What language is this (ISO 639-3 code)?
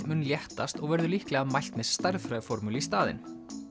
isl